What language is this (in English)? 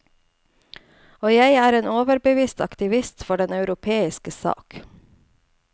Norwegian